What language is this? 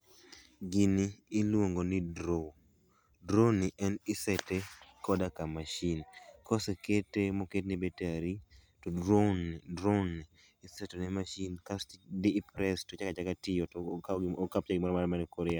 Luo (Kenya and Tanzania)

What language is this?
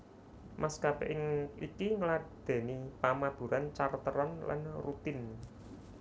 Javanese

